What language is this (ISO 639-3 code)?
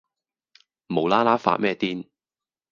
yue